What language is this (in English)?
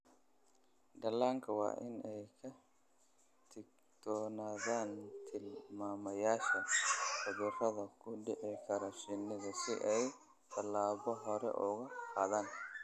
Somali